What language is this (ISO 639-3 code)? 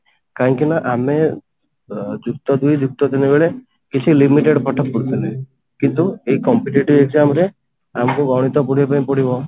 ori